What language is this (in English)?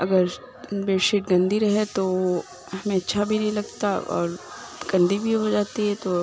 Urdu